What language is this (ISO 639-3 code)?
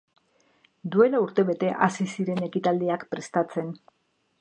eus